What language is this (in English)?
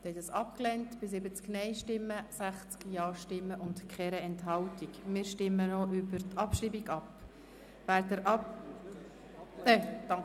Swiss German